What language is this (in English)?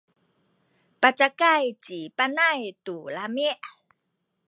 Sakizaya